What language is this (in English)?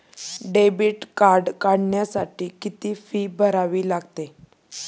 Marathi